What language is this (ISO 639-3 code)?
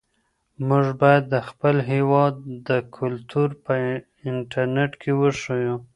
pus